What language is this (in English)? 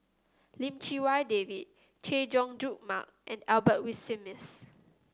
English